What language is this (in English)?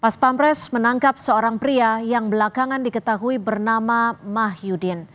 Indonesian